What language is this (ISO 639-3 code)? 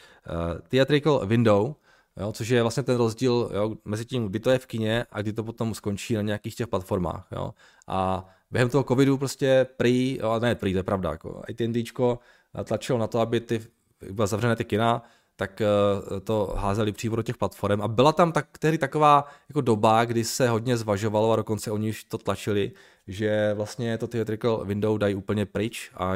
ces